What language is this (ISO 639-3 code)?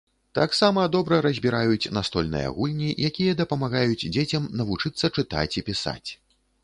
bel